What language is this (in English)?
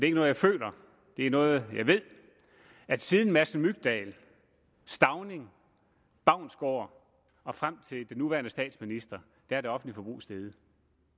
Danish